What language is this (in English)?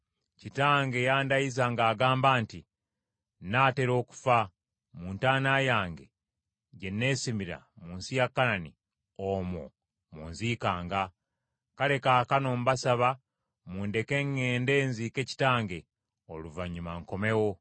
Ganda